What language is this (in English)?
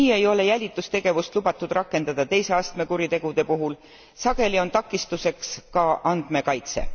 Estonian